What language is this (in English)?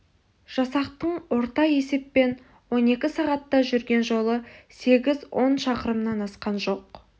Kazakh